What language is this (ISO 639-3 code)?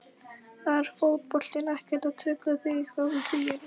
isl